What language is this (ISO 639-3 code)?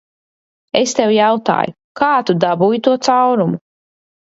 lav